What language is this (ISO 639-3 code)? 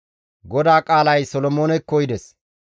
gmv